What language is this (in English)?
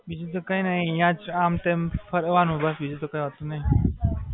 Gujarati